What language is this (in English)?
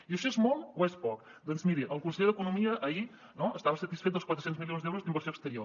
Catalan